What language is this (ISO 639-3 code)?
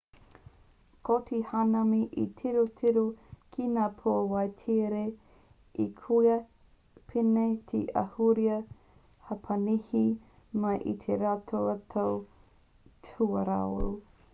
mri